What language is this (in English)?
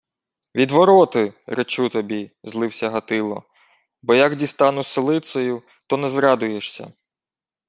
Ukrainian